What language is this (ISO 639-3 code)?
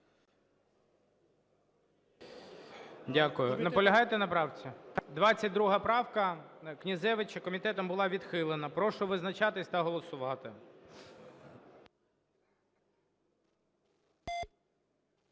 ukr